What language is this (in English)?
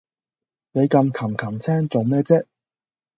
Cantonese